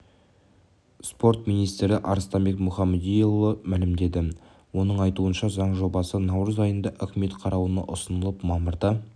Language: Kazakh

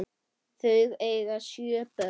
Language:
Icelandic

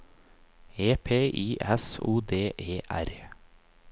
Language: Norwegian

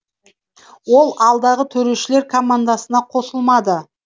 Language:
Kazakh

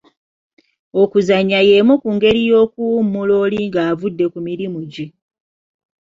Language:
Ganda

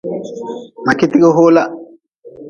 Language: Nawdm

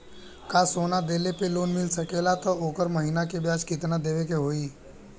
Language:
Bhojpuri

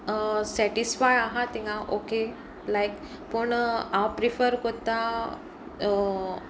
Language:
Konkani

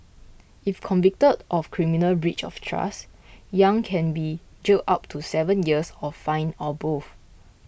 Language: English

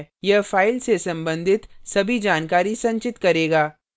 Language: Hindi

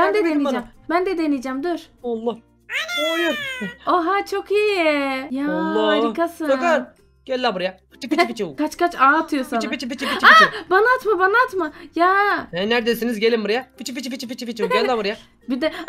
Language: Turkish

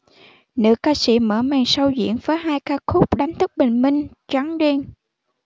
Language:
Vietnamese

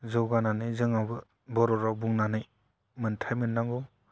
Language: Bodo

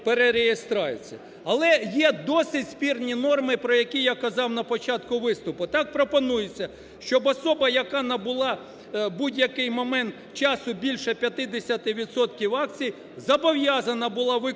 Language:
Ukrainian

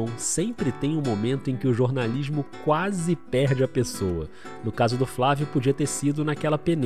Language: Portuguese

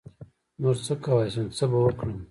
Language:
Pashto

